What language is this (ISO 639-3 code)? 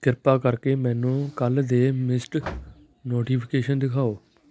pan